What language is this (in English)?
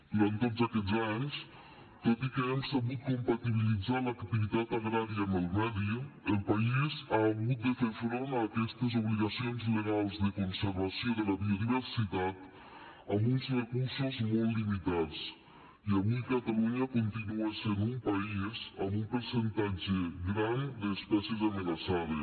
Catalan